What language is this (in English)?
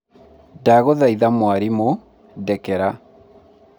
Kikuyu